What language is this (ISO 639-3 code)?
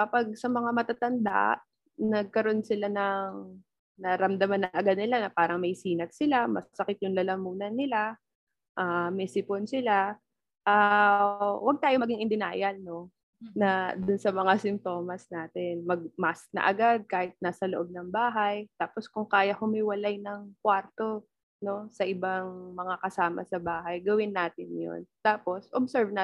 fil